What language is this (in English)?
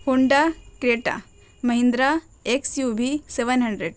Urdu